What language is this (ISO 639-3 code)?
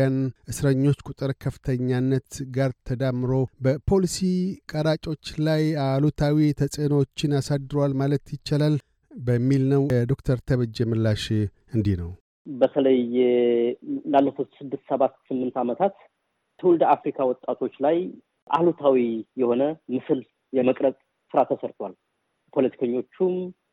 amh